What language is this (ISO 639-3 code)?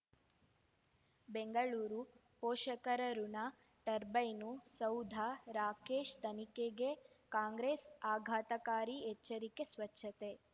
kan